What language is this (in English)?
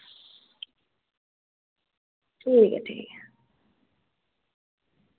Dogri